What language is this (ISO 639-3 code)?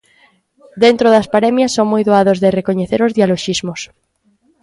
glg